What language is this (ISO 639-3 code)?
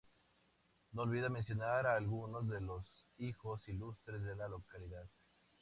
spa